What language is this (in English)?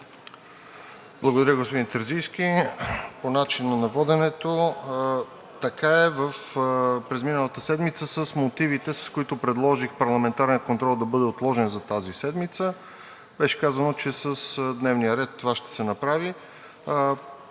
Bulgarian